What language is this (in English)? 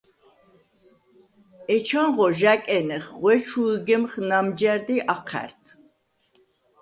Svan